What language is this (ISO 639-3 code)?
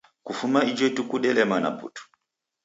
dav